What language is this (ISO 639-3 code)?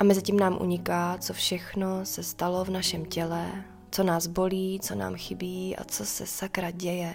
ces